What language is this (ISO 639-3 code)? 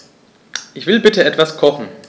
deu